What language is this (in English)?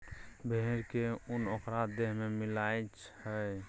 Maithili